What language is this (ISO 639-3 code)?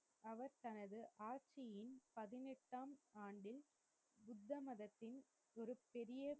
tam